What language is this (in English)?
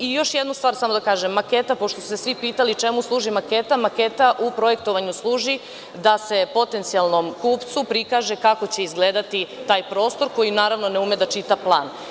Serbian